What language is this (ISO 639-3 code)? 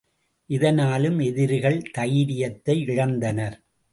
tam